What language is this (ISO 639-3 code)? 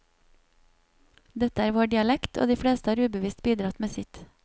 nor